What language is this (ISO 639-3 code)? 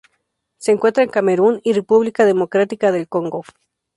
spa